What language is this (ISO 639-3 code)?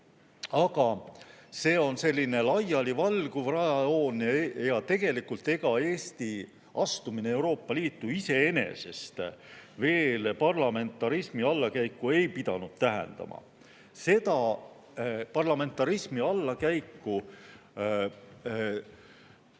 est